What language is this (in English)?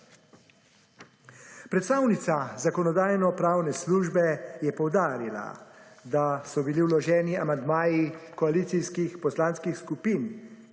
Slovenian